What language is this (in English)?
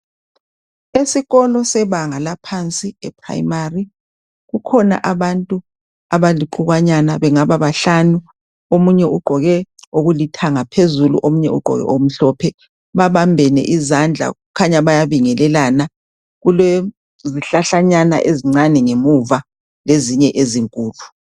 North Ndebele